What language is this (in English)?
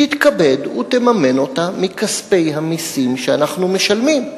Hebrew